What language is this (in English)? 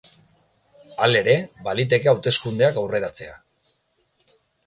Basque